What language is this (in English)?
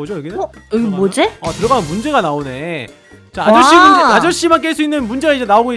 Korean